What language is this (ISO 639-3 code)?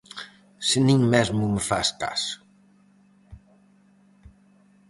glg